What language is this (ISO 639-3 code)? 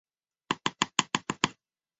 zho